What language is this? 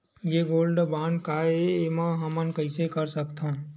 Chhattisgarhi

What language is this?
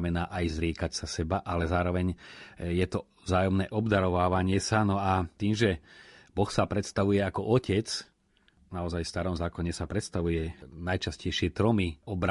Slovak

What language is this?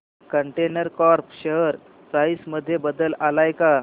Marathi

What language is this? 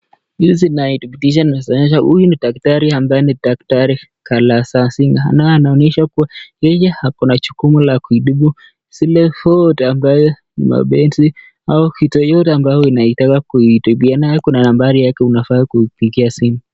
Swahili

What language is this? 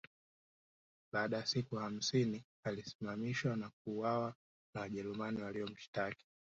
Swahili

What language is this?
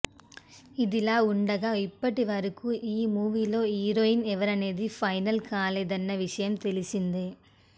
Telugu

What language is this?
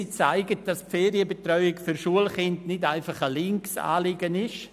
Swiss German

